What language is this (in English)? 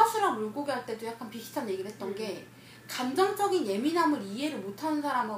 Korean